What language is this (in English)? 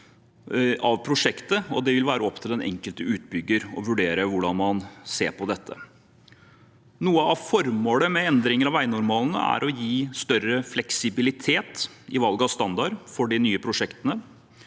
Norwegian